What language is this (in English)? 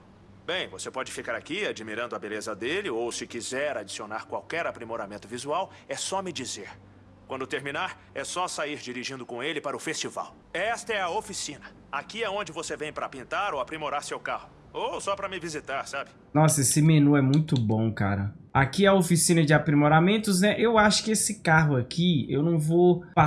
Portuguese